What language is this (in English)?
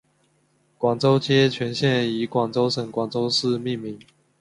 Chinese